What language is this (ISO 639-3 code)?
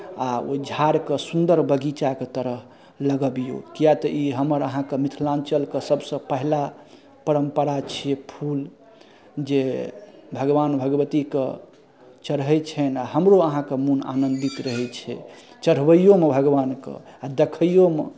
mai